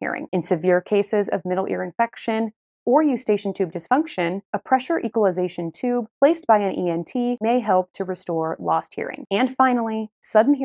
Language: English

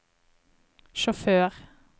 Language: Norwegian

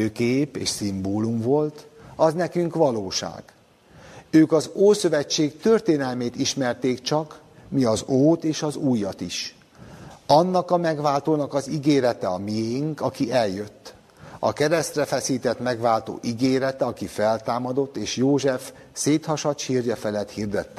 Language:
Hungarian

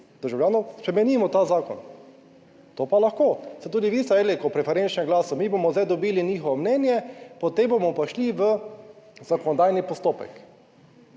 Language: Slovenian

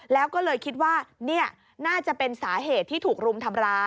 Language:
Thai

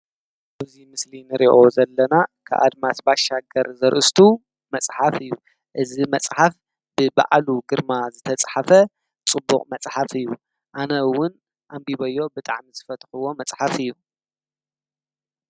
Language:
Tigrinya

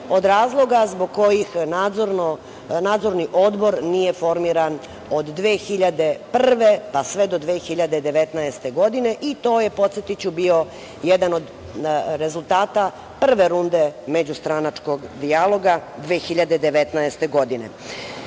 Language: Serbian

